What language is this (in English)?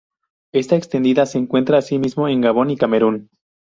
Spanish